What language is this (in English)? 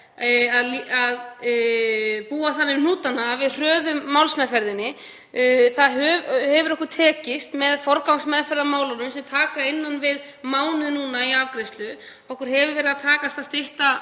Icelandic